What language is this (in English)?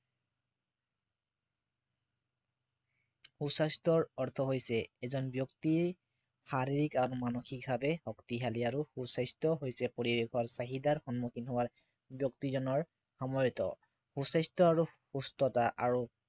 Assamese